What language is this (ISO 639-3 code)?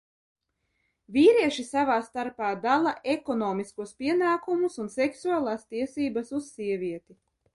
lav